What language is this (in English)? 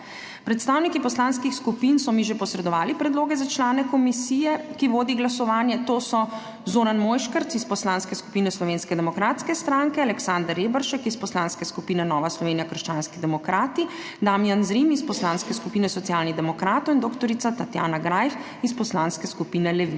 Slovenian